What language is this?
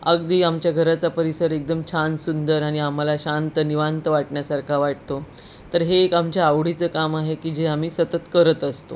Marathi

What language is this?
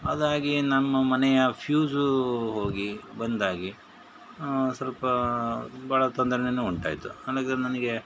Kannada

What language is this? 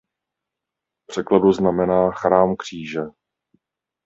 Czech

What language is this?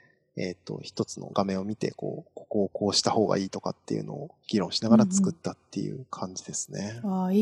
Japanese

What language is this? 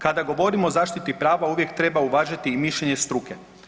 Croatian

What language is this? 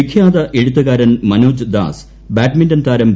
Malayalam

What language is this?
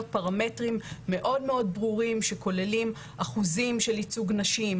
Hebrew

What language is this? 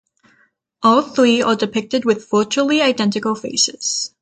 English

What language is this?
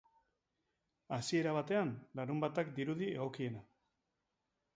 Basque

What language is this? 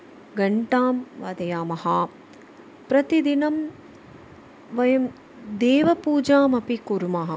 Sanskrit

